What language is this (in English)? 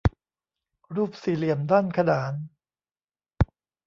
Thai